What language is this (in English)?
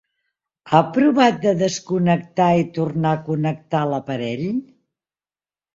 Catalan